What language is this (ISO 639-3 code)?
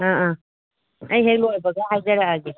mni